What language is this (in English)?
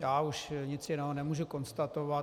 Czech